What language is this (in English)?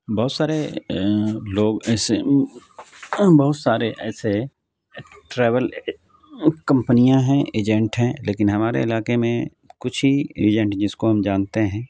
Urdu